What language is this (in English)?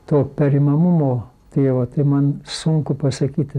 Lithuanian